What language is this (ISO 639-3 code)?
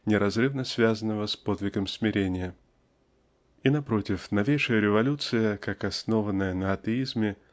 rus